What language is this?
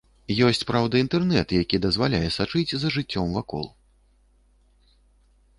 Belarusian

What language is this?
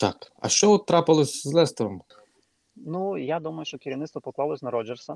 Ukrainian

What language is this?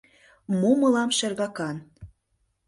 Mari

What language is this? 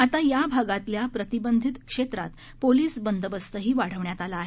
Marathi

